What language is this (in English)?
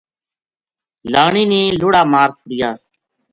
Gujari